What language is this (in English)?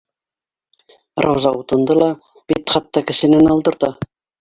Bashkir